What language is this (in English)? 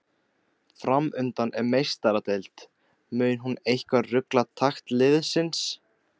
Icelandic